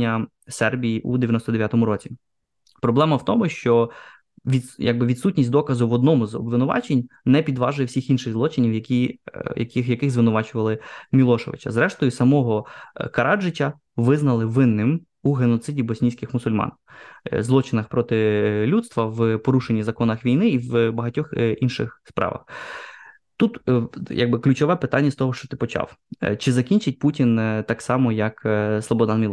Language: Ukrainian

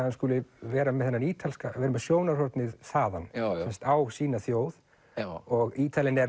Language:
Icelandic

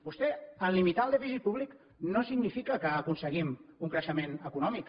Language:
Catalan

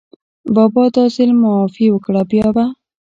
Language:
Pashto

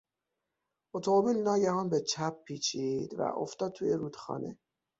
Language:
Persian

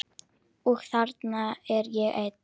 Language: Icelandic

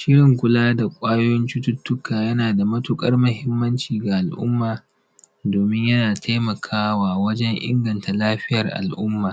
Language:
Hausa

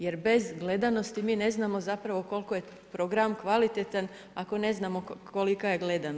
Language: Croatian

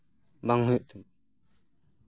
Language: Santali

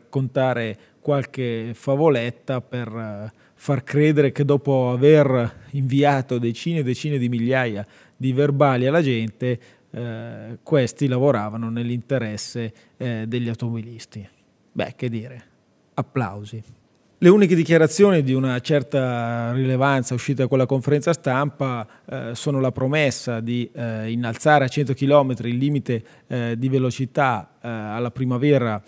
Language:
Italian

